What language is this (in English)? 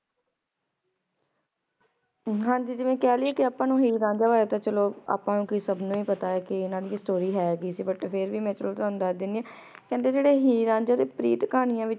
Punjabi